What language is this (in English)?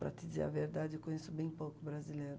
Portuguese